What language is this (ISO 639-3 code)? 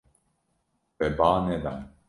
kur